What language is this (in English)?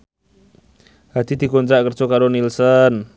Javanese